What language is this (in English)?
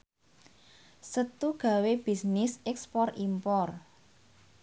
Javanese